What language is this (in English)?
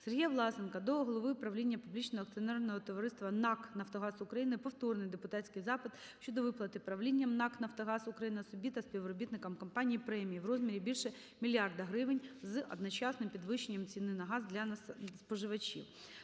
Ukrainian